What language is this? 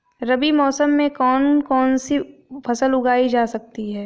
Hindi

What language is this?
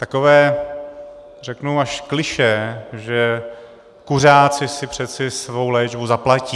Czech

